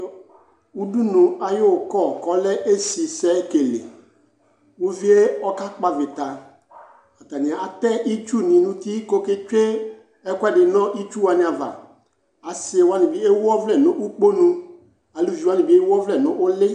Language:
Ikposo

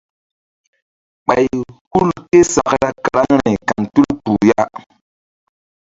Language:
Mbum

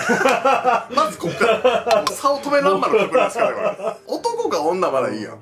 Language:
Japanese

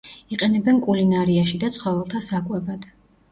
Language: Georgian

